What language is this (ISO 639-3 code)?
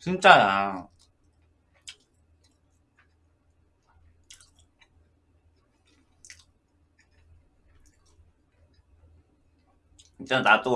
kor